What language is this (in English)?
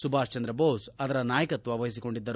Kannada